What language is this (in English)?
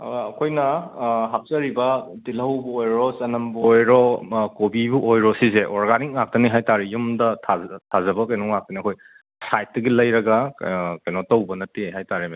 Manipuri